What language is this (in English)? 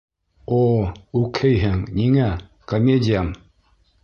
Bashkir